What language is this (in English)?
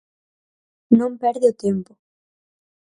Galician